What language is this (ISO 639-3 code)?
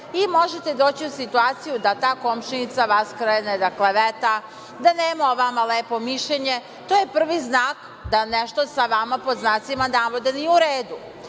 srp